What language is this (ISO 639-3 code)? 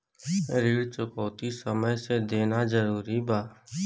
bho